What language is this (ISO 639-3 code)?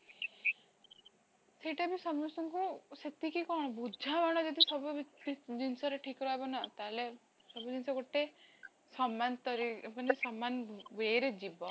ori